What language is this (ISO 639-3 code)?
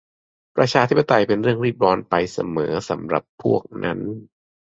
tha